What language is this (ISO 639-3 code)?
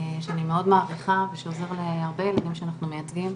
heb